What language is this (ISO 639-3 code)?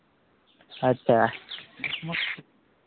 mai